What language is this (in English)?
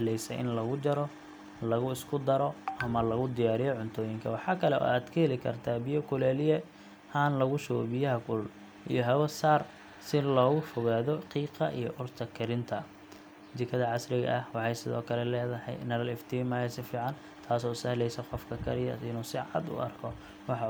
Somali